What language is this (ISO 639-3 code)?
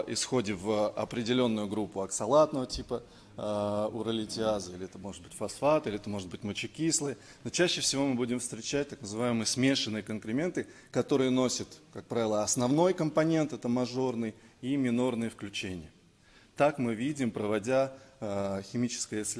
rus